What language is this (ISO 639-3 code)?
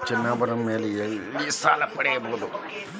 kan